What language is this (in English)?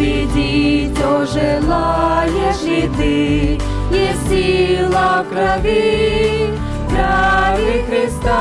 Ukrainian